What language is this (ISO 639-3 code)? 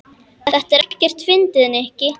isl